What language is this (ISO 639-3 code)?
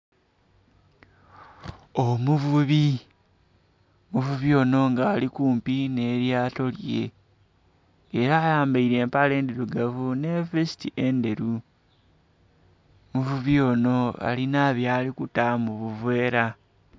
xog